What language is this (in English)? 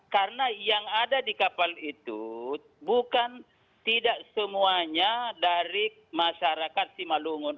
Indonesian